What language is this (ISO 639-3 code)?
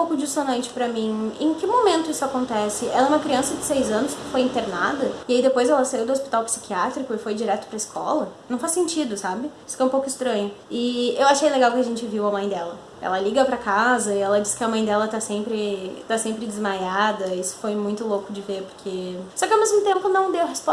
por